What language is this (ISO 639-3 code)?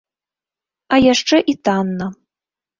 bel